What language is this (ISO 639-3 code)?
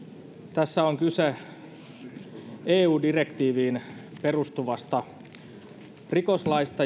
fin